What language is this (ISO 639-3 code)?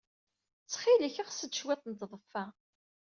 kab